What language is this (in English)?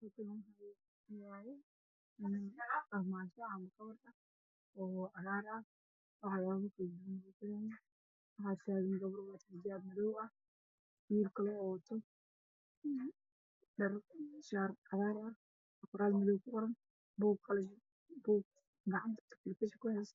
Somali